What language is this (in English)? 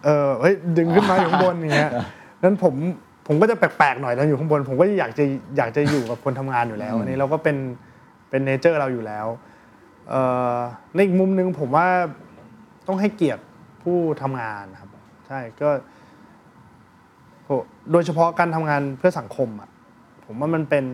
Thai